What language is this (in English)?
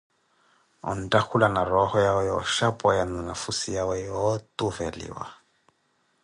Koti